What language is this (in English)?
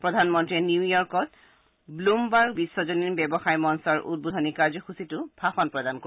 Assamese